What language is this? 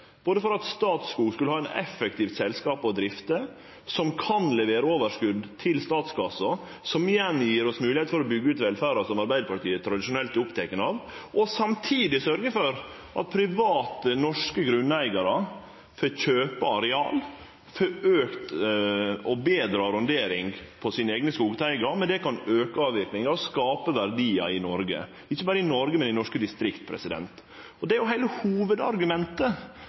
Norwegian Nynorsk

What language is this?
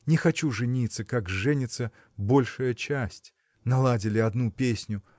Russian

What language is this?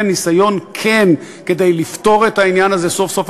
Hebrew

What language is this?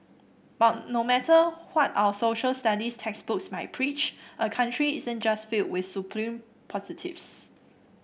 English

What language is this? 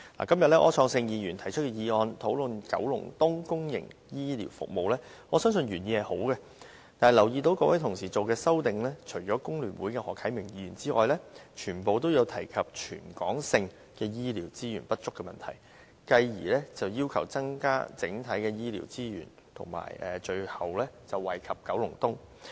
Cantonese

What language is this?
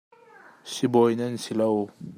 Hakha Chin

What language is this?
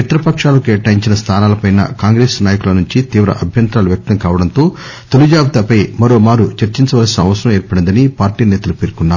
Telugu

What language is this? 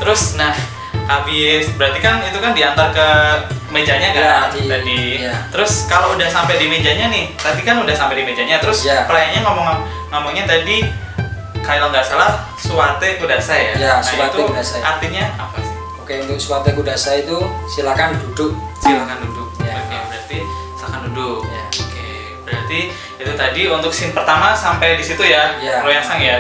Indonesian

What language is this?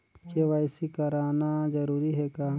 Chhattisgarhi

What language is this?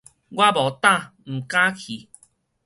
Min Nan Chinese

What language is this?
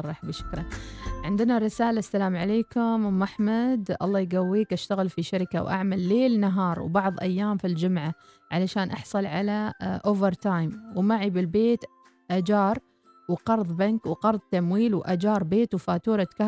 Arabic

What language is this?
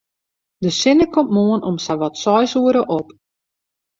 Western Frisian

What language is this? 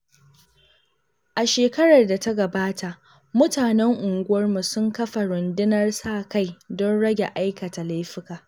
Hausa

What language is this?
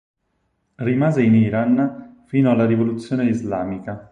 Italian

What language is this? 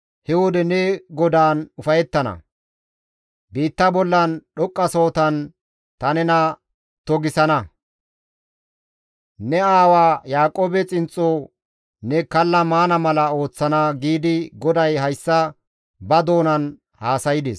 Gamo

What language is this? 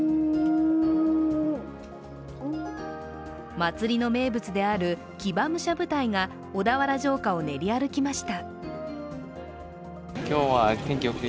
Japanese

